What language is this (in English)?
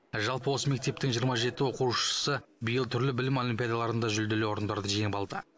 Kazakh